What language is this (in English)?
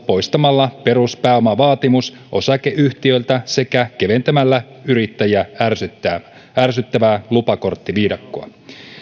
Finnish